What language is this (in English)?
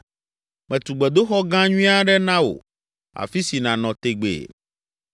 Ewe